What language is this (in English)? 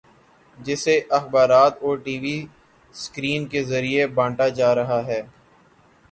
Urdu